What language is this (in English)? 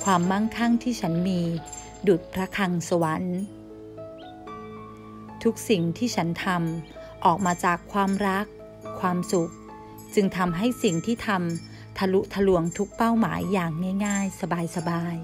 Thai